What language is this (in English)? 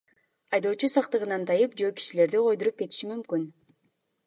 Kyrgyz